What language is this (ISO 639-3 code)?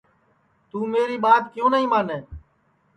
ssi